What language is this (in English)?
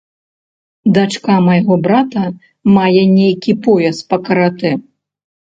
Belarusian